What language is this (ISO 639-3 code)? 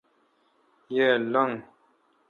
xka